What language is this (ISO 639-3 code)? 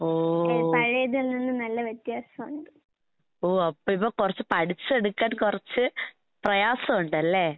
mal